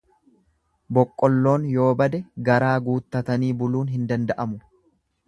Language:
Oromo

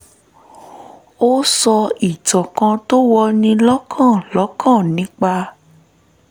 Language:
Yoruba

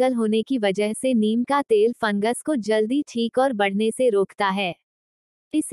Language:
Hindi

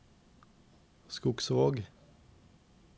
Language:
Norwegian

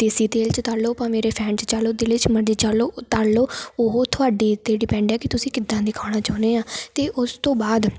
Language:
Punjabi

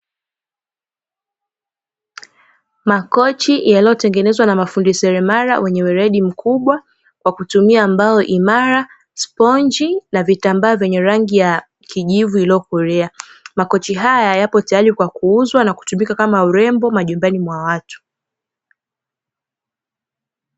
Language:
Swahili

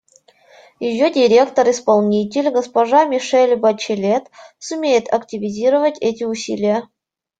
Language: Russian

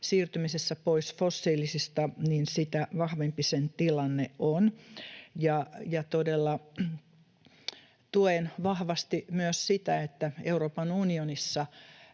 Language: Finnish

